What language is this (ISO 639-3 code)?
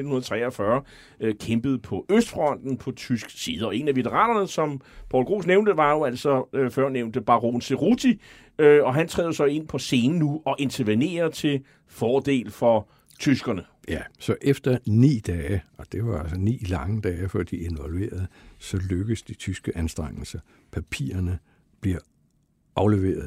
dan